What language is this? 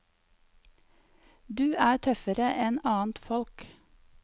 Norwegian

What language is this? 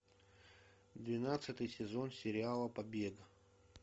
Russian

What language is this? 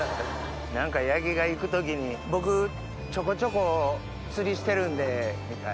Japanese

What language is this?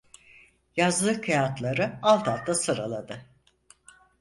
Turkish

